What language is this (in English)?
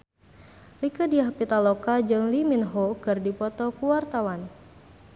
Sundanese